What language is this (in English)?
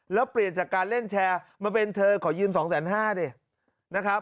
Thai